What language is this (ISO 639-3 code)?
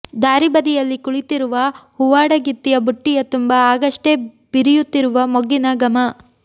kan